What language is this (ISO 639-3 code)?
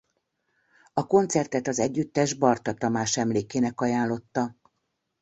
hun